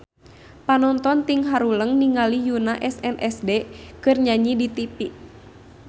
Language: Sundanese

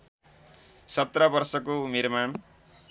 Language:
Nepali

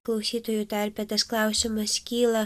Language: Lithuanian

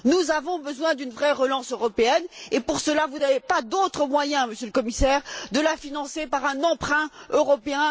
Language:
French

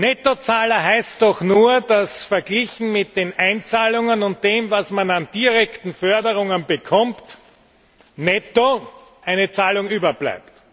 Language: German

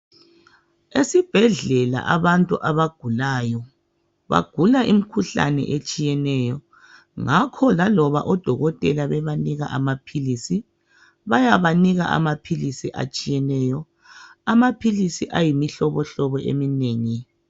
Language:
North Ndebele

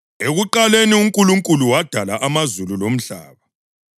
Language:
North Ndebele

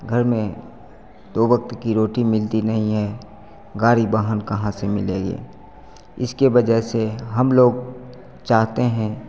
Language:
Hindi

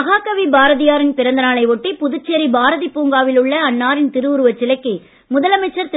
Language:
Tamil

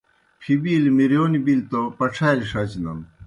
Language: Kohistani Shina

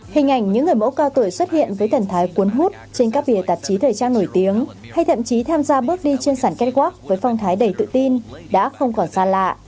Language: Vietnamese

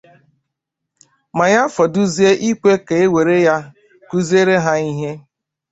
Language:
Igbo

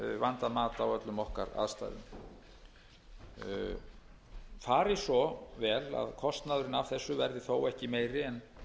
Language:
Icelandic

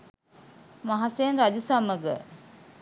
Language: Sinhala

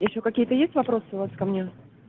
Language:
Russian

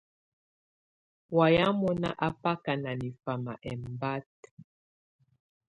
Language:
Tunen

